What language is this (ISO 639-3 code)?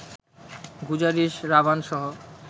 ben